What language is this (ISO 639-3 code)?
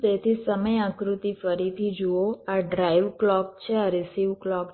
guj